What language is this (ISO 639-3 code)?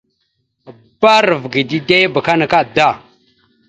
mxu